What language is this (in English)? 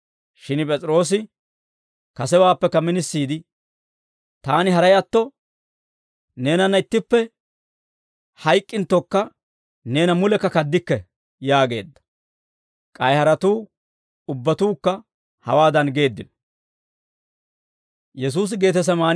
Dawro